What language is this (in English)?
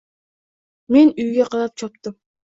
Uzbek